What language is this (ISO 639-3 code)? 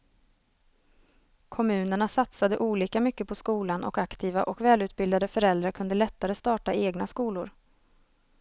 swe